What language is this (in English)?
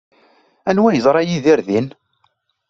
Kabyle